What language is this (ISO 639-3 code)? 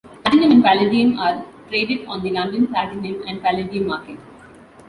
eng